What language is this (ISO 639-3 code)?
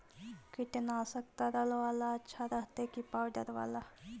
mag